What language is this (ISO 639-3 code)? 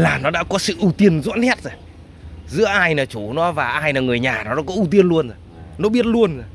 vie